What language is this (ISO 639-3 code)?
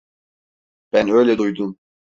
tur